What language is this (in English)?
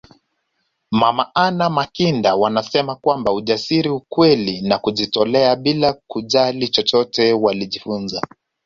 Swahili